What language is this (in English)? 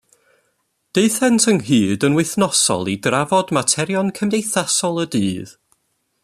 Welsh